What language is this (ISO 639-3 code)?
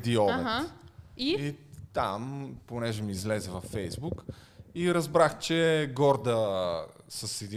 bul